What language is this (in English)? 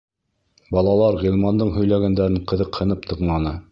Bashkir